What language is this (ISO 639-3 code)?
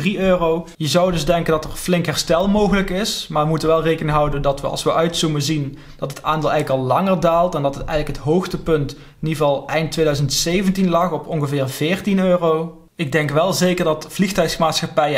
nld